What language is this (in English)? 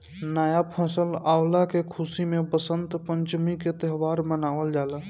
Bhojpuri